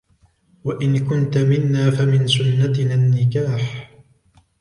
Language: Arabic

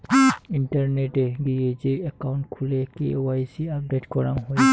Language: Bangla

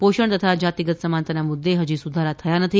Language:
Gujarati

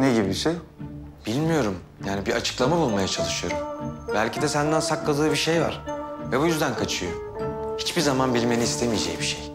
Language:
Turkish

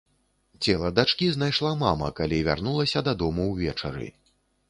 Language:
Belarusian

